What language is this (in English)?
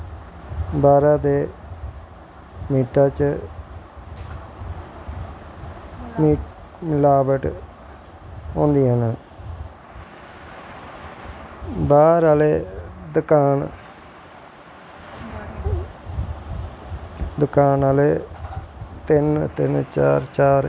Dogri